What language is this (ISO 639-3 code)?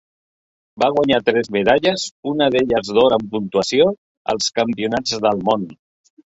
cat